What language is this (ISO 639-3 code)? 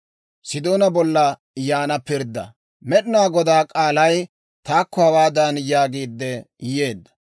dwr